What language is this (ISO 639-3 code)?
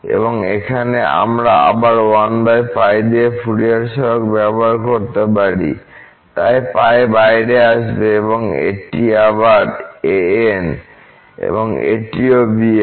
ben